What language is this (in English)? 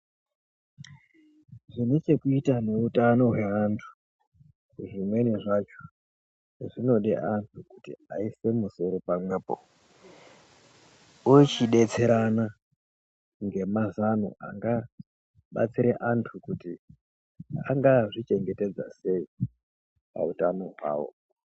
Ndau